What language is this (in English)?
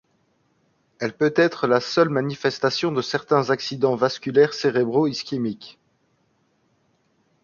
French